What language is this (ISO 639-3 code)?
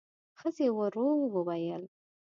pus